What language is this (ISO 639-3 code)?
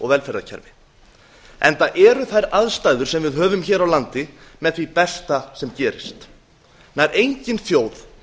isl